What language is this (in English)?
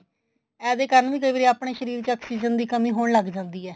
Punjabi